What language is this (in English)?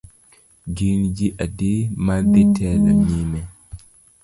Luo (Kenya and Tanzania)